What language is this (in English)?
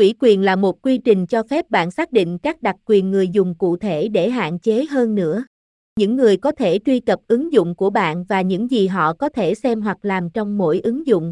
Vietnamese